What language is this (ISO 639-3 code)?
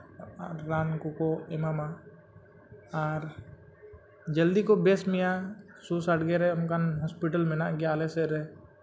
sat